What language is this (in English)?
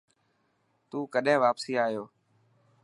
Dhatki